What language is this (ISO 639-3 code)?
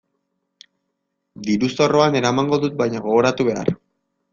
eus